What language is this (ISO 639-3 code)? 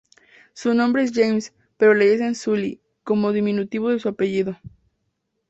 spa